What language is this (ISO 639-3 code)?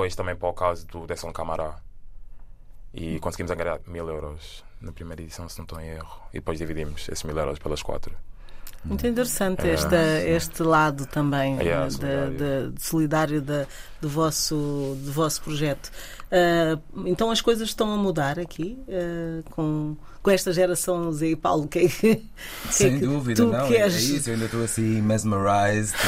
por